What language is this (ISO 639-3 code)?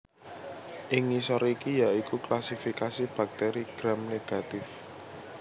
jav